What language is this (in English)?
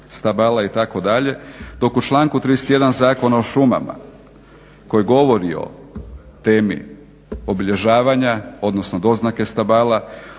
Croatian